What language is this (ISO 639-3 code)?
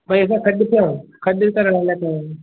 snd